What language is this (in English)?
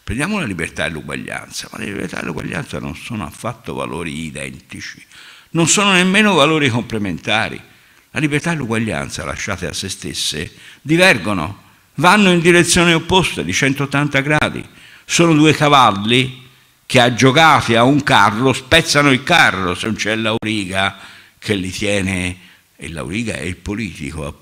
Italian